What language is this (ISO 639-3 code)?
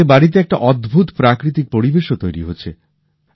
ben